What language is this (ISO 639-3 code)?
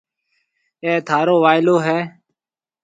mve